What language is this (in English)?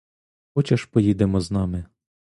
Ukrainian